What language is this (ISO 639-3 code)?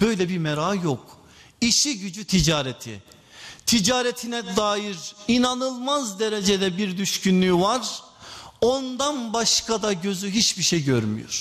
tur